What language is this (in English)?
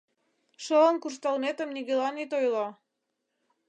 Mari